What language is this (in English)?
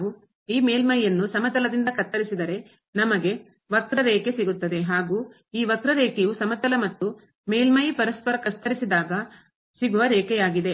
Kannada